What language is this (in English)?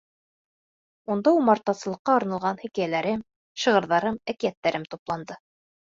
Bashkir